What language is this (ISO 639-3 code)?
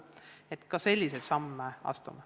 est